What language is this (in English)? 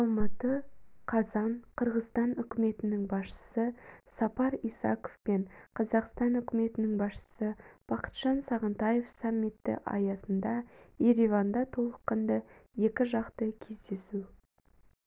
Kazakh